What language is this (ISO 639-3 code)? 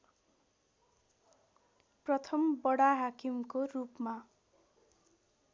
nep